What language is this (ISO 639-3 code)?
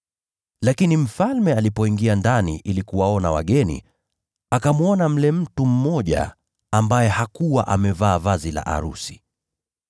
swa